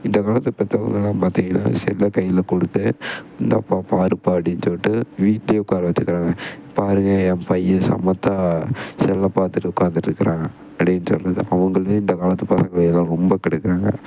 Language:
Tamil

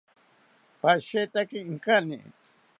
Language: South Ucayali Ashéninka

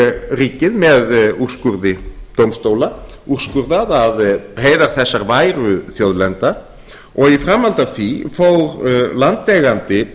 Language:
Icelandic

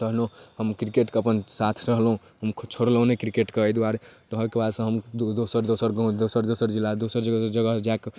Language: Maithili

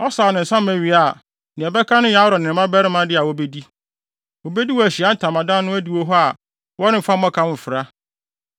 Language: Akan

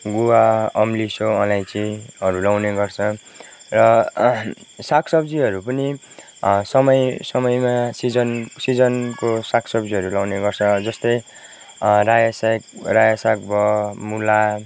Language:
Nepali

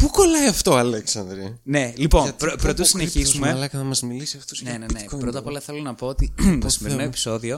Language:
Greek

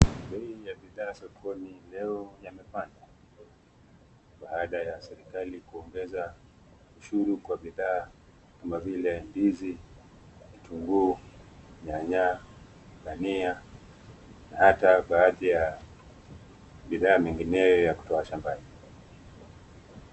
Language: Swahili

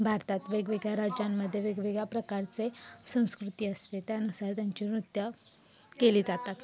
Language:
Marathi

